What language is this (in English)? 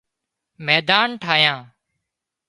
Wadiyara Koli